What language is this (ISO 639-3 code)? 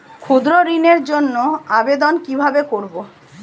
ben